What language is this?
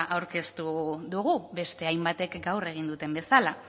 Basque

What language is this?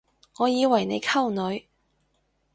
Cantonese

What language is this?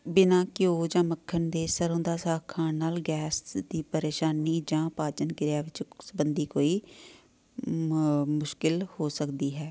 Punjabi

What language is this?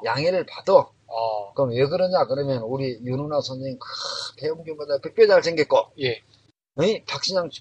Korean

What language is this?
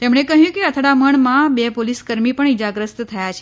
Gujarati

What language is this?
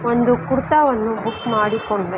Kannada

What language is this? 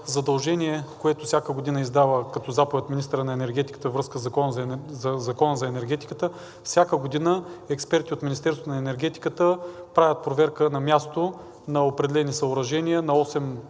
Bulgarian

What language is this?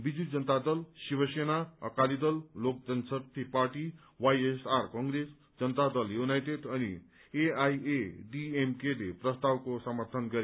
Nepali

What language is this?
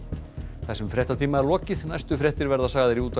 Icelandic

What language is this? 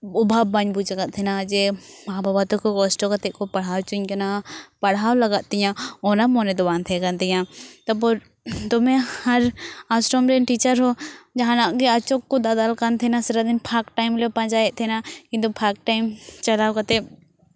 Santali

